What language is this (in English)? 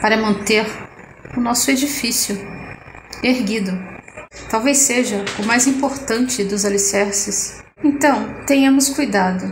Portuguese